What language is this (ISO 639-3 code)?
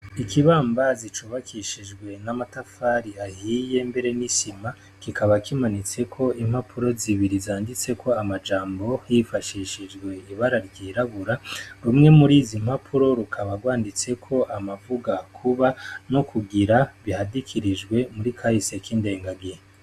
run